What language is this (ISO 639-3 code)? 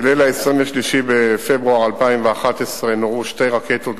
heb